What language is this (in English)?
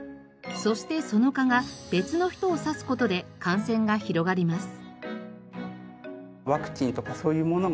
Japanese